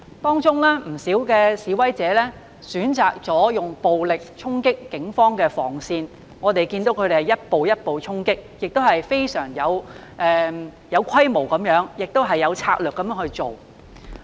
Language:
Cantonese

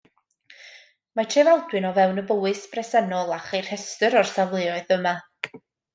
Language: Welsh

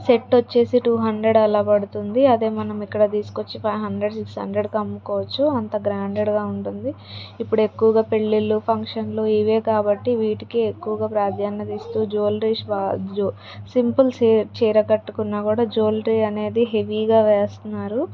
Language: Telugu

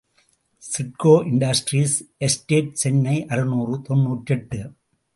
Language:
Tamil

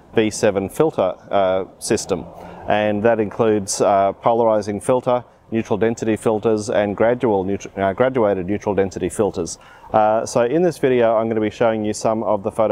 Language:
English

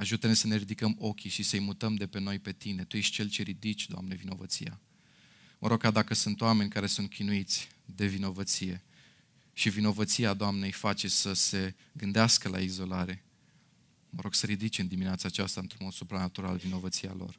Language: Romanian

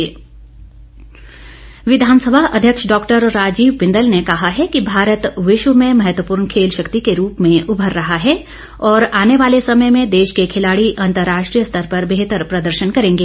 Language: Hindi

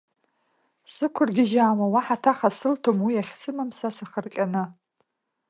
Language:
Abkhazian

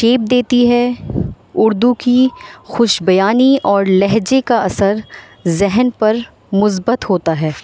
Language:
Urdu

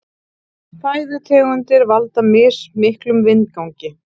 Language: Icelandic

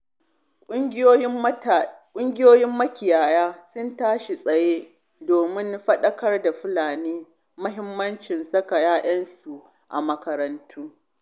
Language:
Hausa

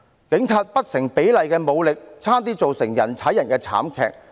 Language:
Cantonese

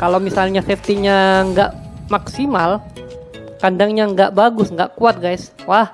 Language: Indonesian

